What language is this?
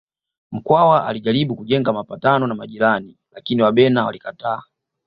Swahili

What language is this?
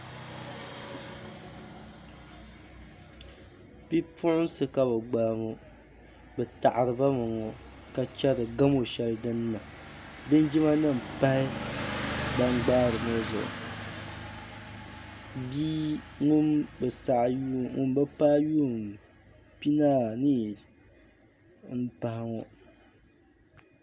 Dagbani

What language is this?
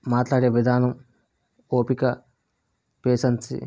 Telugu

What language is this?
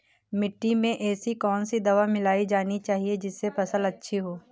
Hindi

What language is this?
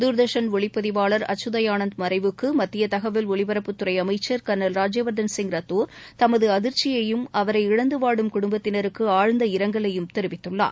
Tamil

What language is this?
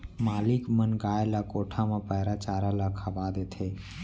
Chhattisgarhi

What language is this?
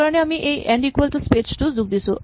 Assamese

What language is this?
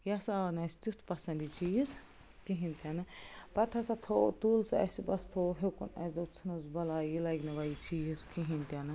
Kashmiri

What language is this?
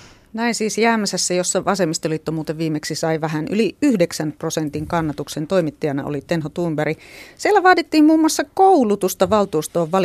Finnish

